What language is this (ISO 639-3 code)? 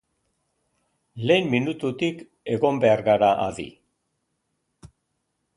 eus